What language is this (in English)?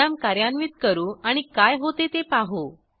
Marathi